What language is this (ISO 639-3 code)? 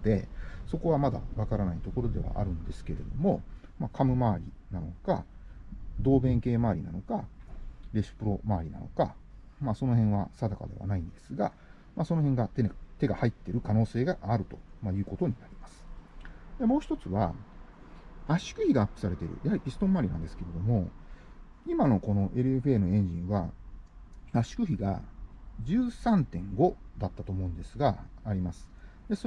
jpn